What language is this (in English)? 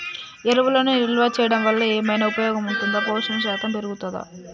Telugu